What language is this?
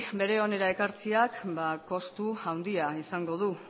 Basque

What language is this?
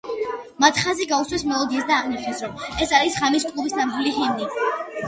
Georgian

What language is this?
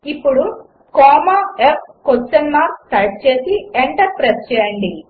Telugu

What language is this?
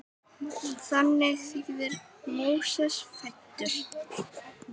Icelandic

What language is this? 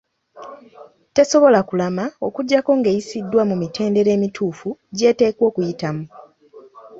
Ganda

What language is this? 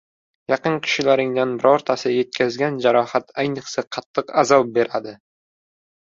Uzbek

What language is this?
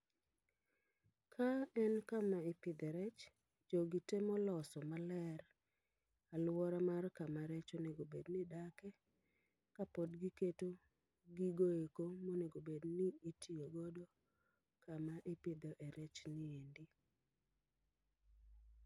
Luo (Kenya and Tanzania)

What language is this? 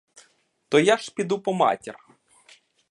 Ukrainian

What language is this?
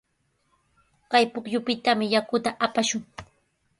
Sihuas Ancash Quechua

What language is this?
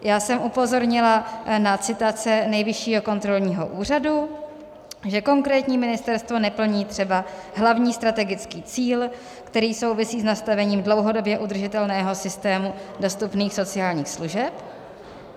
Czech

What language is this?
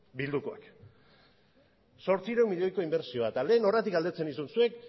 Basque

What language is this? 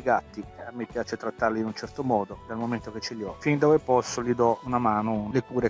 Italian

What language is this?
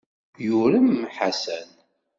Kabyle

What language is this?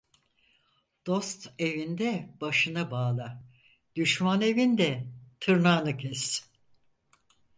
Turkish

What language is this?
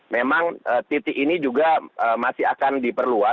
Indonesian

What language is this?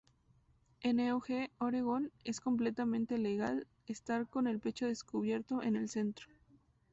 Spanish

